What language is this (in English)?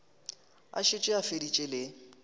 Northern Sotho